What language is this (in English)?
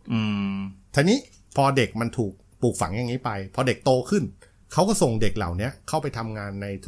Thai